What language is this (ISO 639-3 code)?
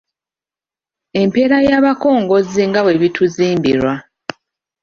lug